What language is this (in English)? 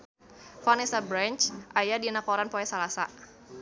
Sundanese